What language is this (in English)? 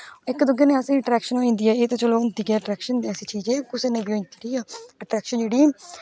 Dogri